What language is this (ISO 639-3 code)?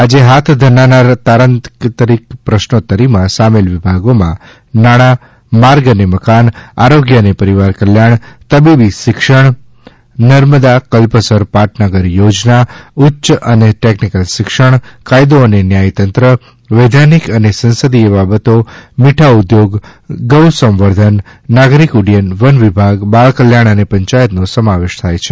guj